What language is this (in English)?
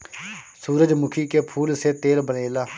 Bhojpuri